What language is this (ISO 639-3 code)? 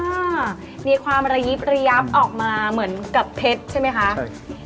tha